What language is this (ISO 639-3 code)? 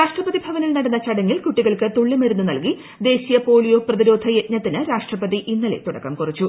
mal